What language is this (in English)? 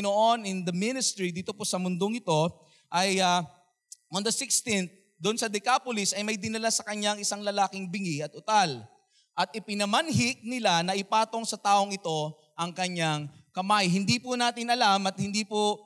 Filipino